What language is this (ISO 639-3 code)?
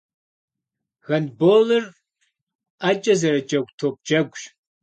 kbd